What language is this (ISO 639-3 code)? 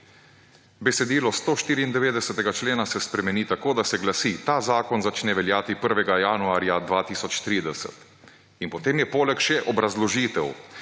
slv